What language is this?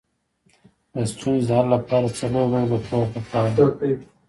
Pashto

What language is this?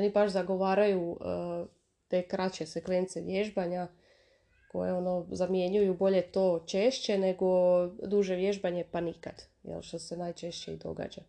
Croatian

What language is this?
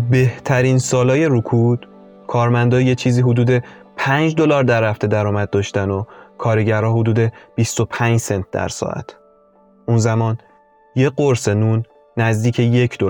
Persian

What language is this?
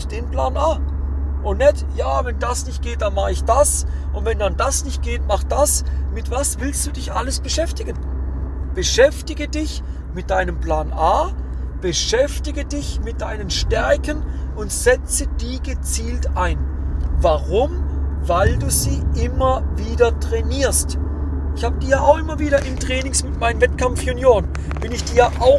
German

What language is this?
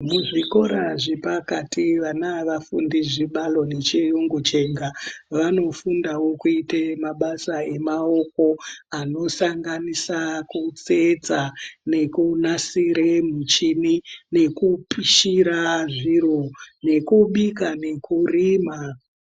Ndau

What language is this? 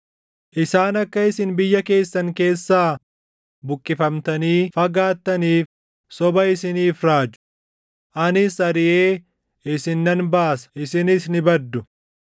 Oromo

